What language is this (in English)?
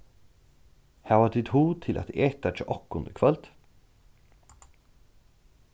Faroese